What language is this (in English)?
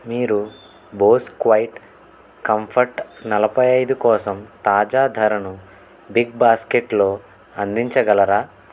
Telugu